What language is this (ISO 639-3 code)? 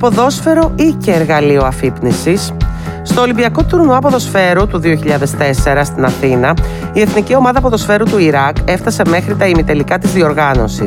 ell